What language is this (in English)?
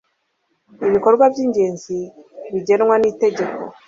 Kinyarwanda